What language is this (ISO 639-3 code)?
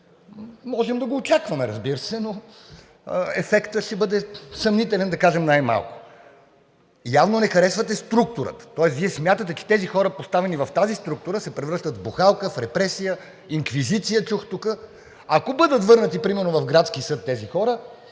bul